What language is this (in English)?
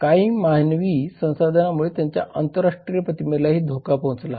Marathi